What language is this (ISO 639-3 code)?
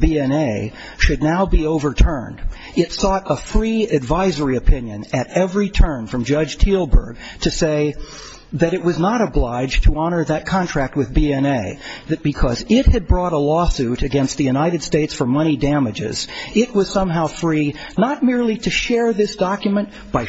eng